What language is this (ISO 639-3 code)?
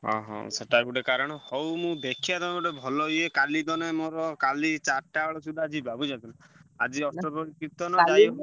ori